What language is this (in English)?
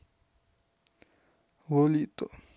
Russian